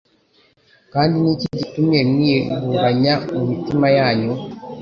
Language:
Kinyarwanda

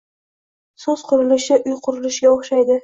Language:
Uzbek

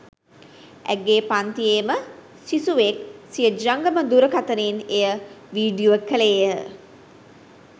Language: Sinhala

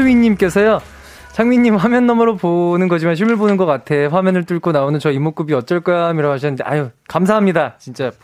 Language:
Korean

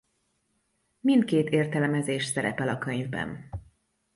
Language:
Hungarian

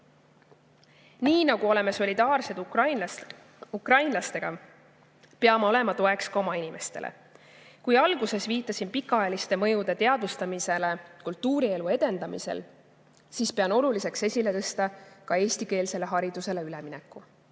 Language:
Estonian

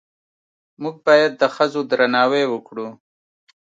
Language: Pashto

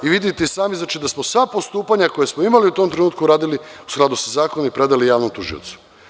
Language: Serbian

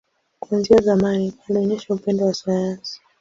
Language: Swahili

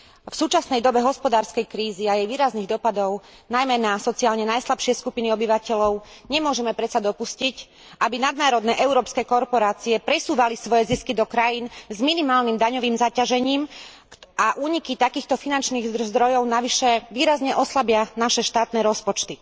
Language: Slovak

